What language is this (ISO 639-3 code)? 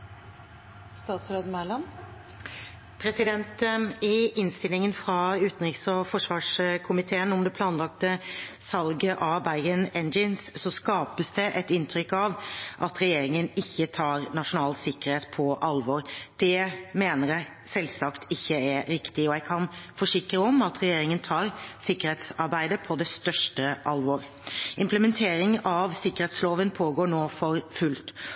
nor